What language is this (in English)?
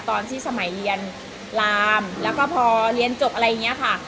Thai